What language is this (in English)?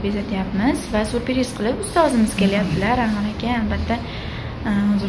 Turkish